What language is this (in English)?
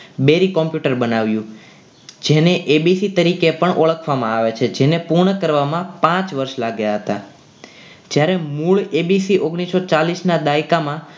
Gujarati